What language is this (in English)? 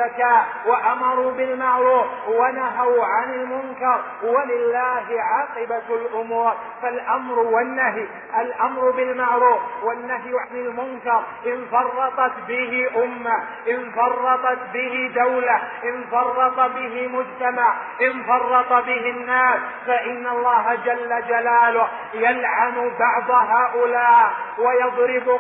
Arabic